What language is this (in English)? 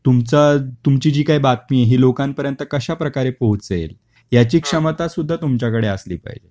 Marathi